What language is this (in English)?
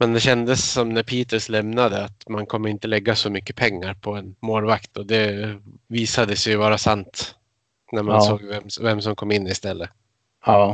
Swedish